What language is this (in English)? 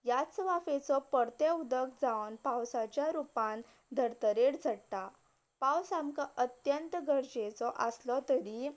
Konkani